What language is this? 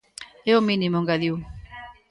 Galician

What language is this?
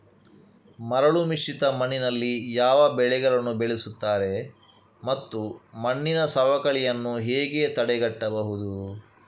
Kannada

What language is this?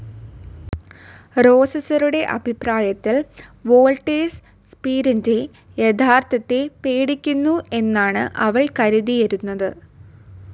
Malayalam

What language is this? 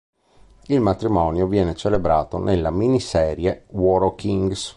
Italian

